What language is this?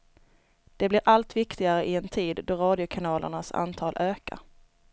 Swedish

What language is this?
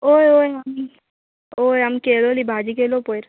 Konkani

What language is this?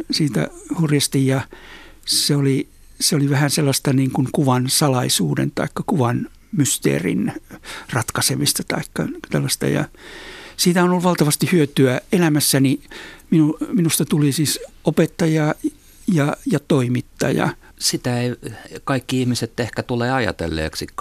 Finnish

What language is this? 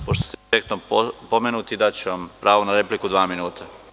Serbian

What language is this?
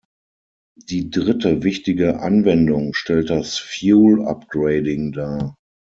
German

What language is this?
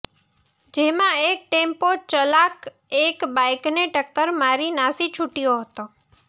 Gujarati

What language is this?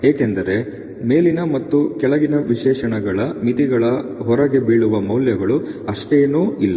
Kannada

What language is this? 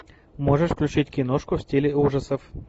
Russian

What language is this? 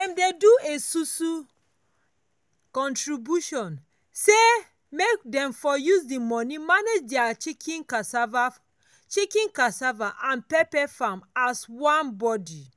Nigerian Pidgin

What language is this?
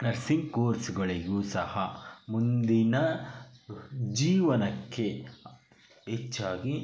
Kannada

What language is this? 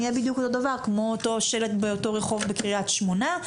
Hebrew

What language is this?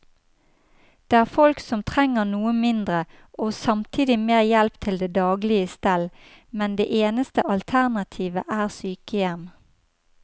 Norwegian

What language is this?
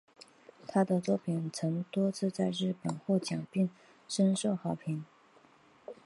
Chinese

